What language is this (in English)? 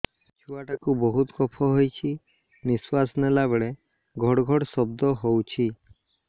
Odia